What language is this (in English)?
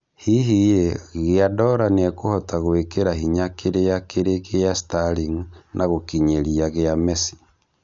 Kikuyu